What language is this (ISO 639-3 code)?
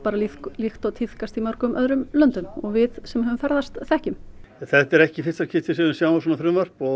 isl